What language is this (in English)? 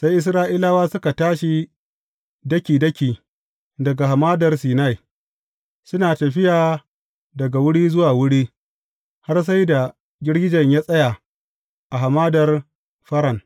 Hausa